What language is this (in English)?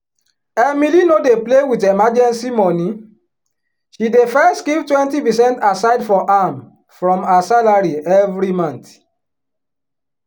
Nigerian Pidgin